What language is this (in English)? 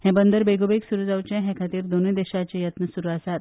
Konkani